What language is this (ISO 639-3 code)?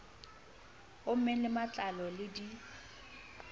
sot